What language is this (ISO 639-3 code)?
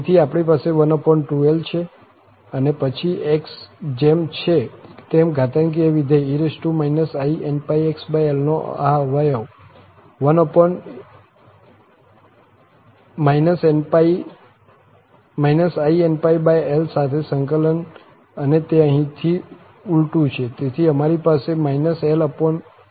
guj